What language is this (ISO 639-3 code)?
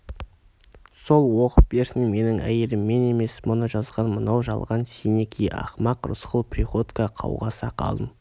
kaz